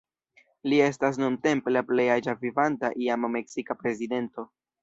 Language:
Esperanto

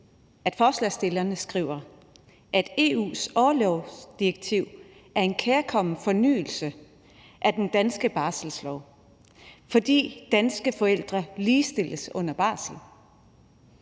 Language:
Danish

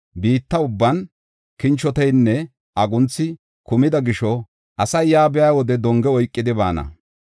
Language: Gofa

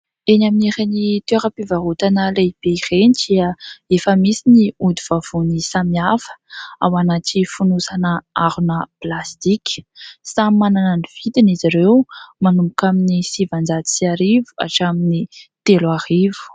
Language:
Malagasy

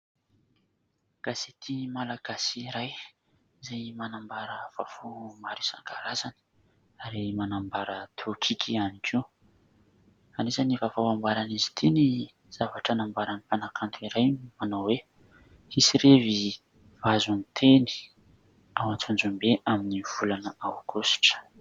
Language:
Malagasy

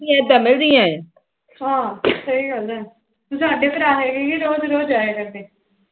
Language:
Punjabi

